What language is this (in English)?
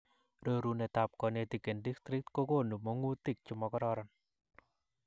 Kalenjin